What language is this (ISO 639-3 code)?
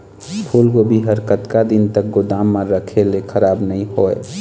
hne